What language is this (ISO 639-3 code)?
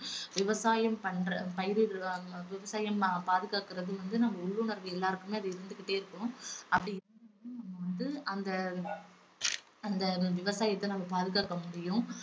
tam